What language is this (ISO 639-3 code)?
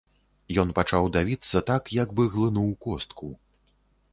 bel